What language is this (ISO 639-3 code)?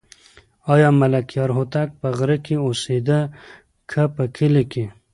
pus